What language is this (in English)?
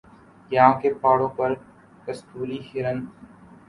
Urdu